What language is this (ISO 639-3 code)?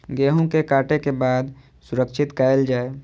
mai